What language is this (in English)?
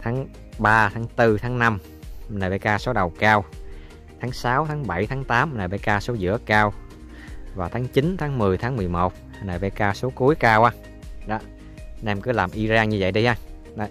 Vietnamese